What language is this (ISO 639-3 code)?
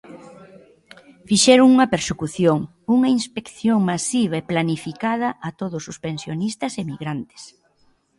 glg